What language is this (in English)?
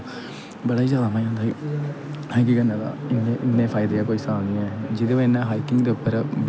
Dogri